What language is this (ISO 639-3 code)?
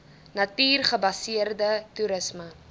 afr